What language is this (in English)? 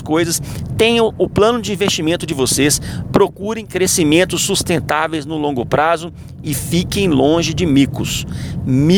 Portuguese